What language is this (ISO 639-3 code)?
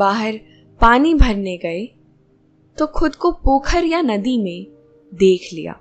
hin